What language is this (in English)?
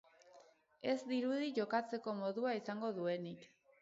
Basque